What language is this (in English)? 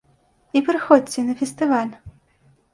Belarusian